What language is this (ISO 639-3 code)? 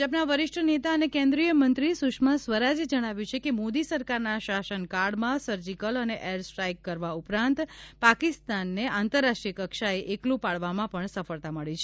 guj